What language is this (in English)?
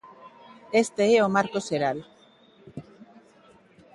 Galician